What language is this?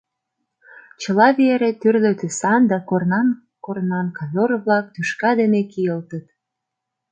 Mari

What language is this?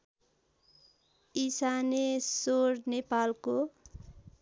Nepali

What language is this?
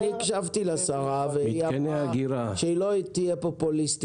Hebrew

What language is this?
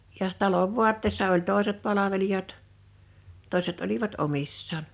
Finnish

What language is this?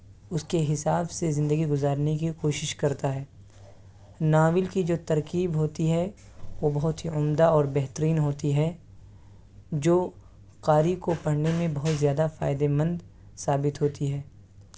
Urdu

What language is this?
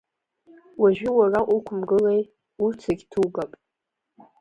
Abkhazian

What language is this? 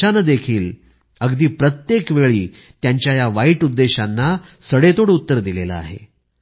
Marathi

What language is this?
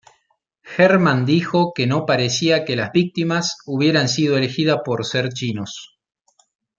Spanish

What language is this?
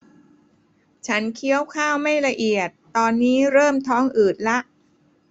Thai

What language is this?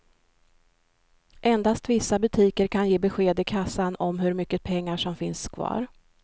Swedish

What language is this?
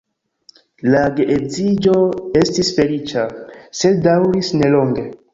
Esperanto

